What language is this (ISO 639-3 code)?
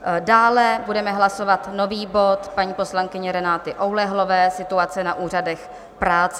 ces